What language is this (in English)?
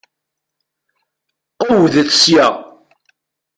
Kabyle